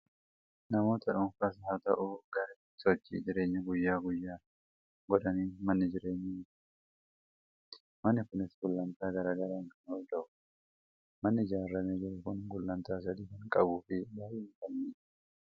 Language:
Oromo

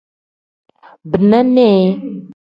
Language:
Tem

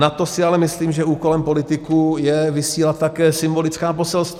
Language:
Czech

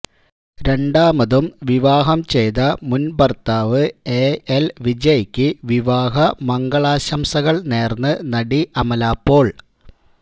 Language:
Malayalam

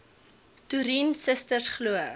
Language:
Afrikaans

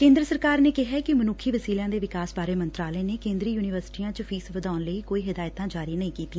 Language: Punjabi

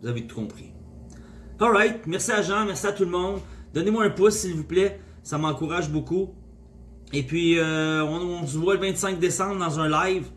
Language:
French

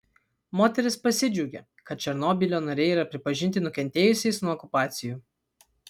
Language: Lithuanian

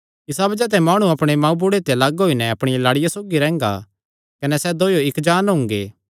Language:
Kangri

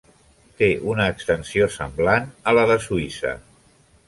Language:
Catalan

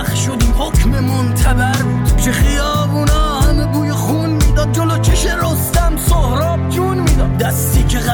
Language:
Persian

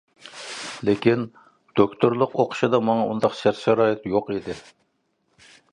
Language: Uyghur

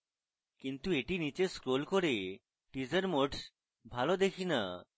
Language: Bangla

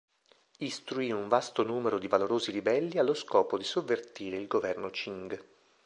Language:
Italian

